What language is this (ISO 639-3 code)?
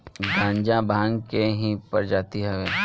bho